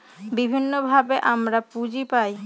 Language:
Bangla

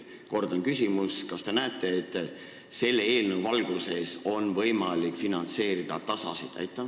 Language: Estonian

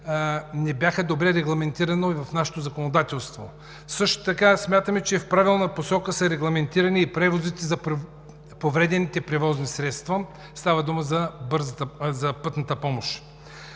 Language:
Bulgarian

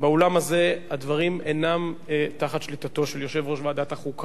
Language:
Hebrew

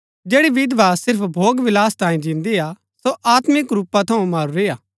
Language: Gaddi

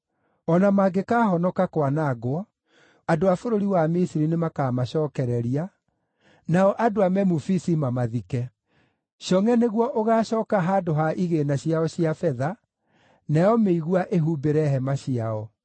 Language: Kikuyu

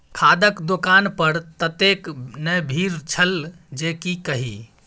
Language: Maithili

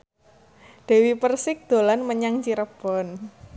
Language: Javanese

